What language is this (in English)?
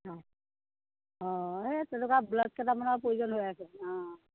Assamese